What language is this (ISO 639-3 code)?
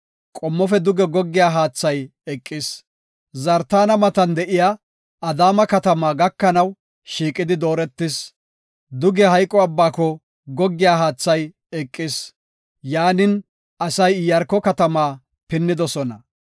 gof